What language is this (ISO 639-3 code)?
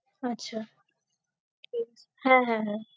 ben